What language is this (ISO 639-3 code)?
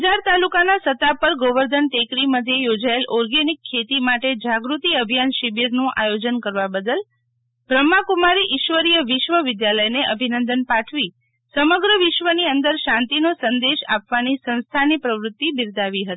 guj